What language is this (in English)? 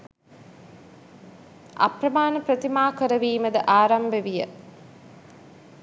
Sinhala